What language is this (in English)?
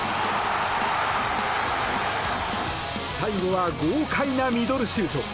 Japanese